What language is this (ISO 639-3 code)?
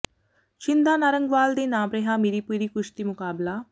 pan